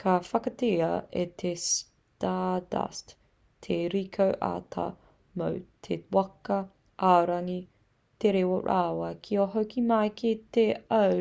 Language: Māori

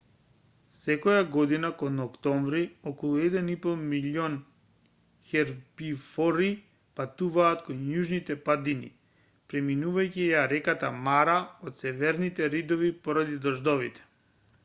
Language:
Macedonian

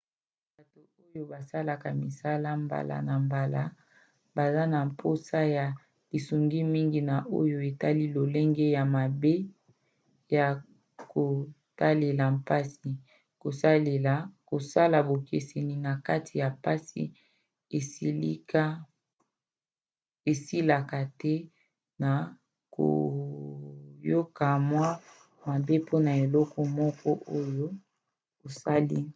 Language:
Lingala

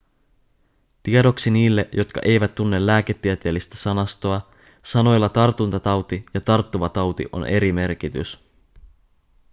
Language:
Finnish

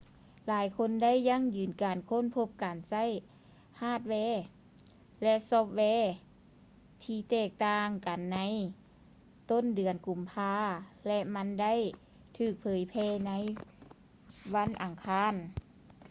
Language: Lao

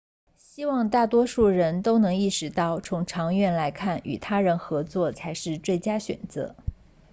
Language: Chinese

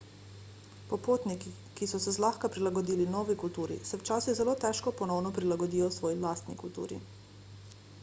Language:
Slovenian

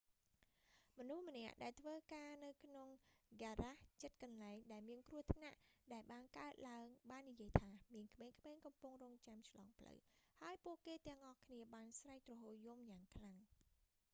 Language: Khmer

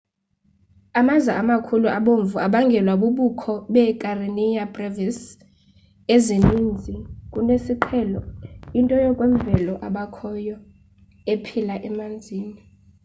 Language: Xhosa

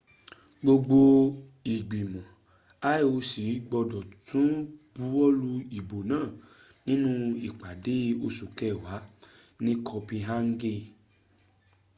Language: Yoruba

